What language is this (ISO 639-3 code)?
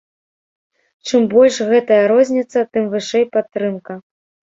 bel